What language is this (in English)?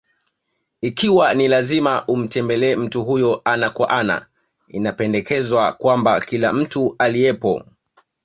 Swahili